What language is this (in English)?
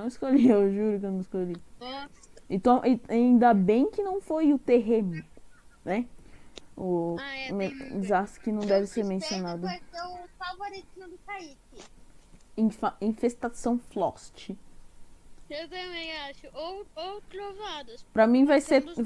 Portuguese